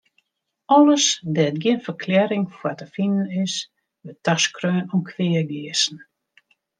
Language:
Western Frisian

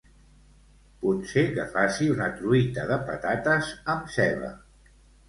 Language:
Catalan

